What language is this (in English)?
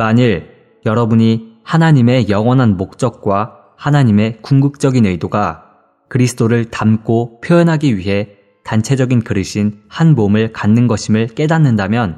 Korean